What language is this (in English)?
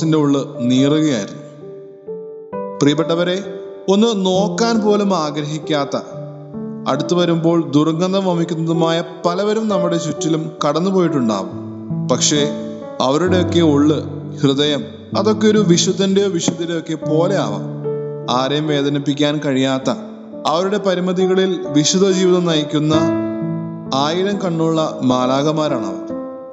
Malayalam